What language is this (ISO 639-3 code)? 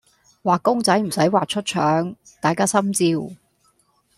yue